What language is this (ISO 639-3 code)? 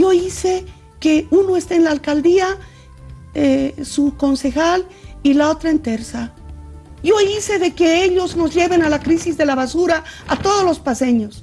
spa